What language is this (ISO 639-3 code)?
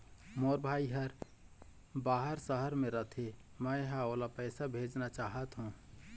hne